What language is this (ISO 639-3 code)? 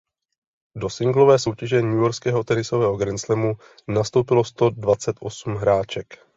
ces